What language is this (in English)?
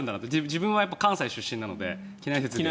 Japanese